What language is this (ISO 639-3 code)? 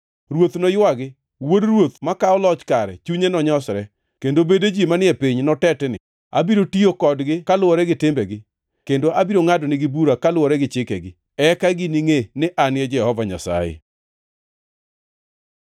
luo